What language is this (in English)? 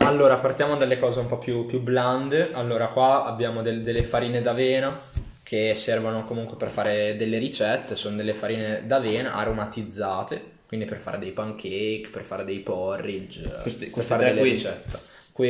Italian